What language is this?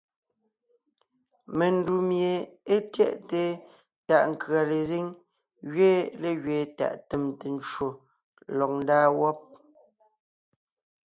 Ngiemboon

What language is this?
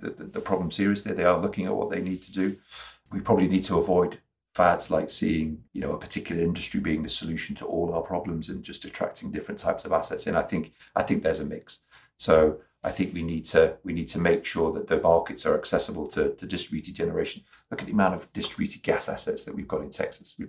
English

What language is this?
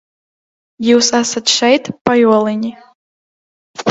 Latvian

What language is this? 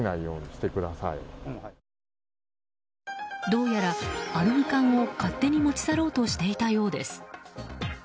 Japanese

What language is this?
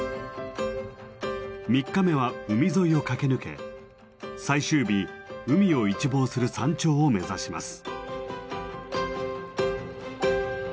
Japanese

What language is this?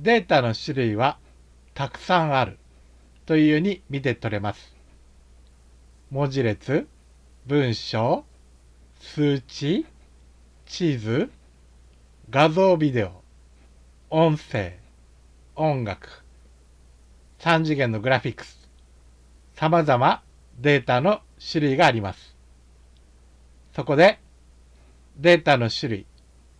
Japanese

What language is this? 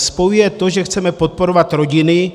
Czech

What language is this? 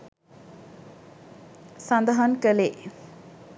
Sinhala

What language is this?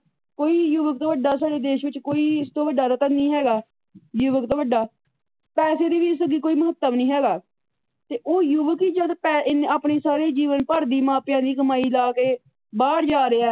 Punjabi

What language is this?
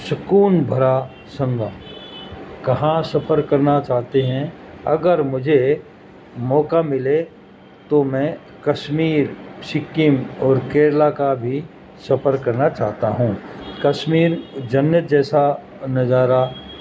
Urdu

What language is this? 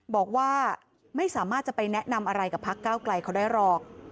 Thai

